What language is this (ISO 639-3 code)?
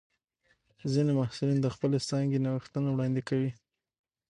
pus